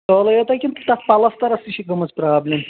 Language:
Kashmiri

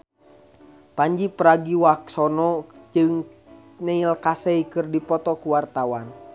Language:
Sundanese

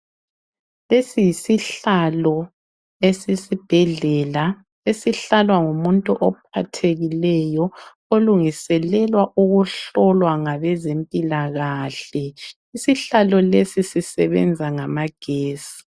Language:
North Ndebele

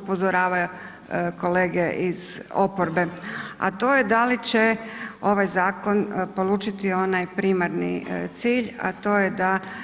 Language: Croatian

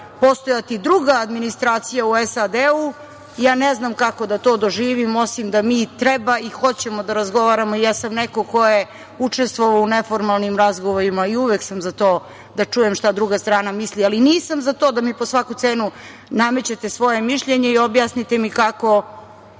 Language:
Serbian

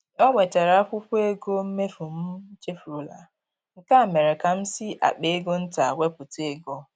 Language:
Igbo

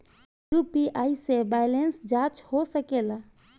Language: Bhojpuri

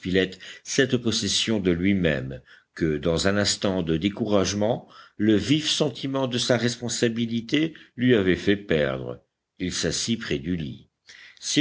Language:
French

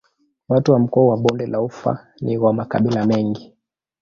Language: Swahili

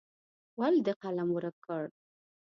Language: Pashto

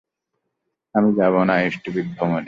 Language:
Bangla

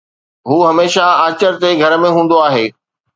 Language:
Sindhi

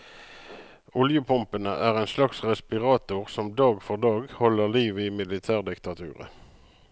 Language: Norwegian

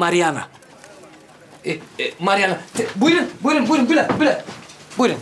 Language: Turkish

